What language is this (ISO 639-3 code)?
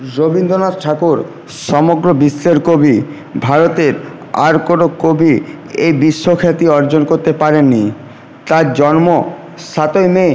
ben